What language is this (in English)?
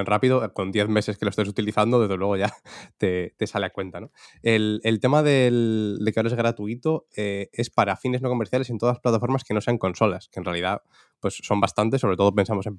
Spanish